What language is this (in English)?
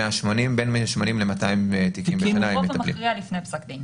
Hebrew